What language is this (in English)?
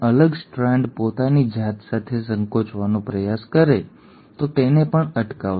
Gujarati